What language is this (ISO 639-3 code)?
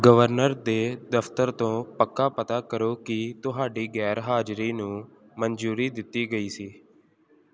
pan